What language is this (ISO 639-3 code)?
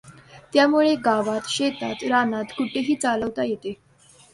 mar